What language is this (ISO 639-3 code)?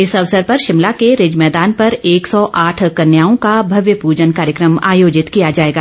hin